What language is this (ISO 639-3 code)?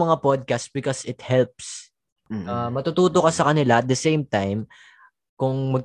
fil